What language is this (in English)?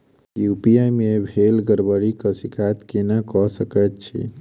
Maithili